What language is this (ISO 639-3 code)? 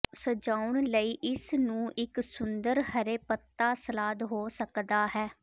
pan